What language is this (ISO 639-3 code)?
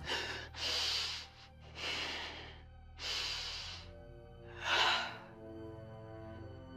tur